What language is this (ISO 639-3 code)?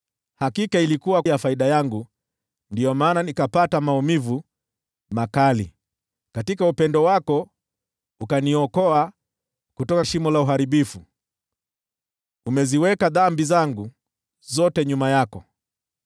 swa